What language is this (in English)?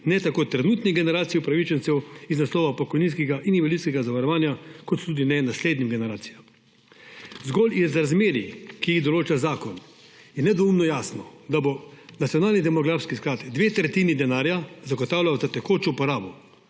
Slovenian